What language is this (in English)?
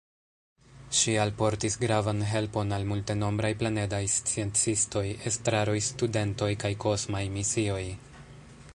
Esperanto